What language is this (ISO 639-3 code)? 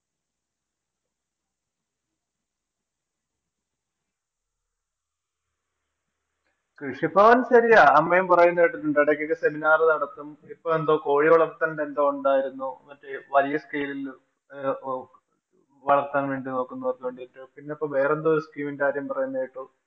mal